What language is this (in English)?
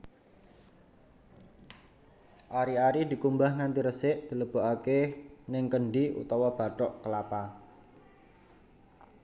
Javanese